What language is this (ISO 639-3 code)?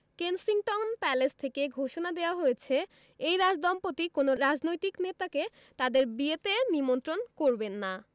ben